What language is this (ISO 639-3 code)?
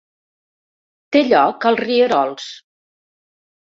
cat